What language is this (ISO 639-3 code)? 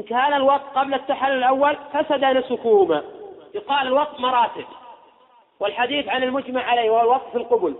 ara